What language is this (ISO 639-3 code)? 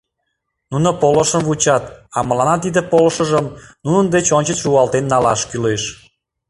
chm